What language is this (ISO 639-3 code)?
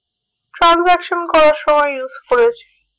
ben